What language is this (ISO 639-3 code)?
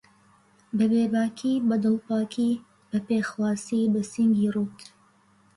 ckb